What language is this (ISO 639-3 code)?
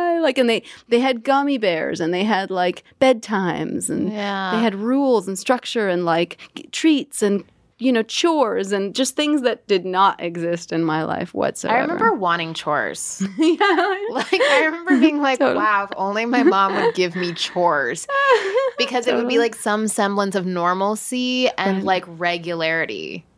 eng